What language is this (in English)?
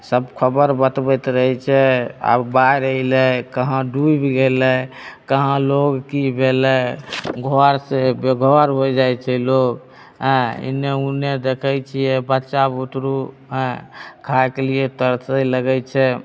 Maithili